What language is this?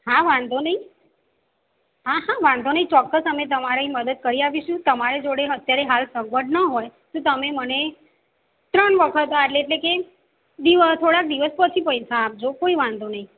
Gujarati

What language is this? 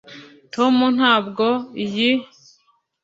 Kinyarwanda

